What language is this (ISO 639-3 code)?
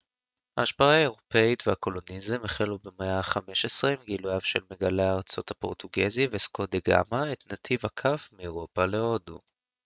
heb